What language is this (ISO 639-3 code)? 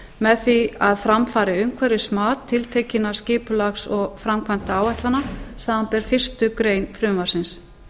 isl